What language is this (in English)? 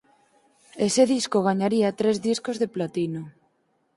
Galician